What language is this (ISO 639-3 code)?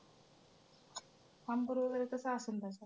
mar